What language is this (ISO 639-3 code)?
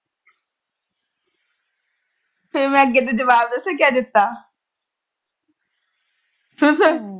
pan